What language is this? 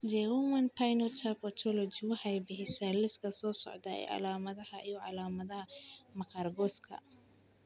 Somali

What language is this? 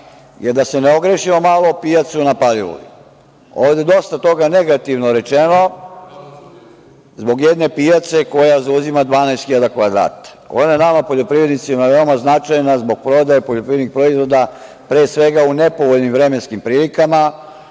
Serbian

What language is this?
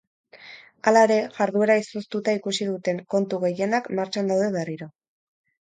Basque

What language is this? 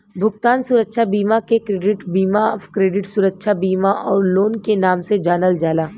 Bhojpuri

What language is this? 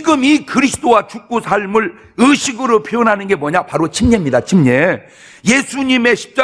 Korean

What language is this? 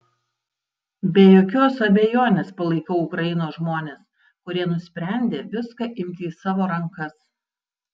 Lithuanian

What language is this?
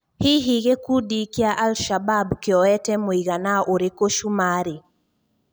Kikuyu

